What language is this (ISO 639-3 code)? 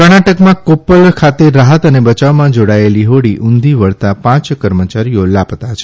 guj